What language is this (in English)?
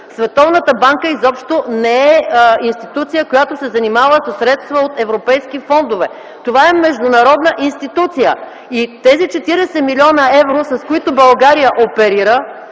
Bulgarian